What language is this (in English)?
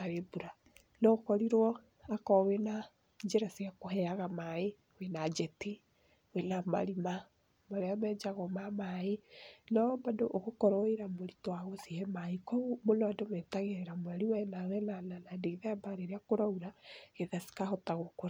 Kikuyu